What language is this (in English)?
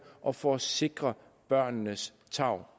Danish